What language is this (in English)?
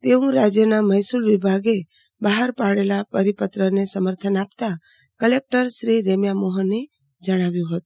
Gujarati